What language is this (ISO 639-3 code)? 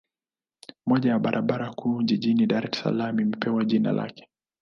swa